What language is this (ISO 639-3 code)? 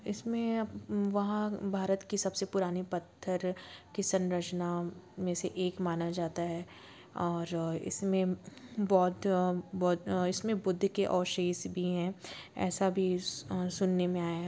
hin